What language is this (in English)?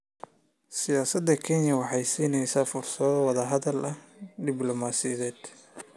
Somali